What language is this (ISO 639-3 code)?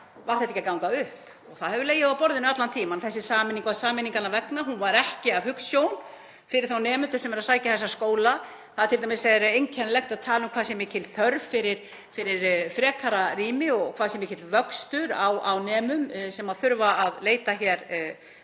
isl